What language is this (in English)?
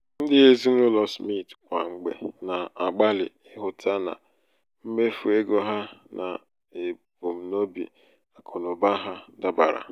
Igbo